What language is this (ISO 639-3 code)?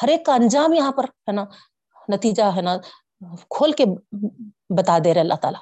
urd